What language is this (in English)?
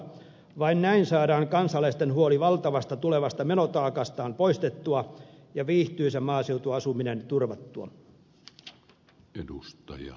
Finnish